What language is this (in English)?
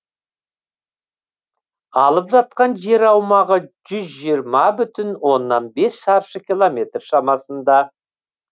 Kazakh